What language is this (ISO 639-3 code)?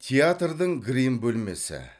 kaz